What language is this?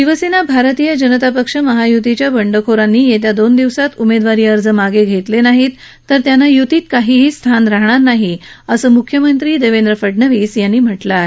Marathi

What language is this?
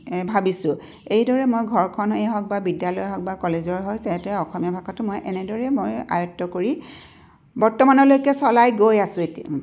Assamese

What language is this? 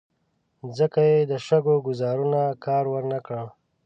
Pashto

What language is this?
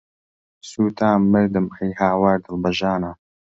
Central Kurdish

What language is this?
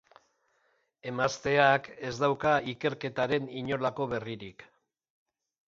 Basque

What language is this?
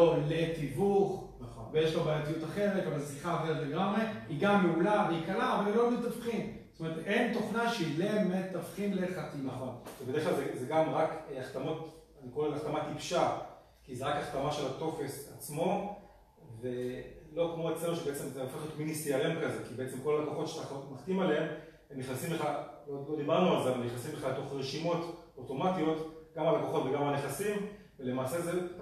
Hebrew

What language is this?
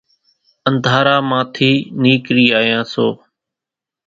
Kachi Koli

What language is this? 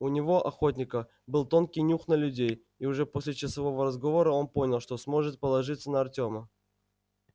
Russian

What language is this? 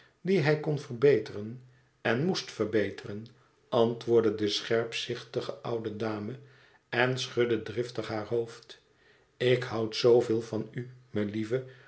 Dutch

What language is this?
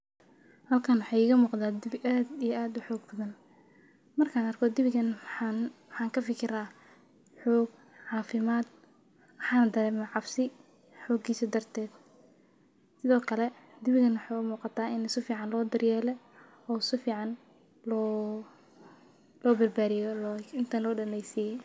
Somali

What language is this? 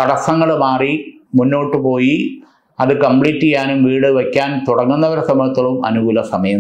Malayalam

